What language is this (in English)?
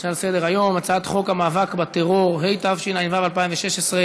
Hebrew